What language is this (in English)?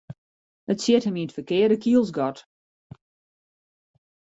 Western Frisian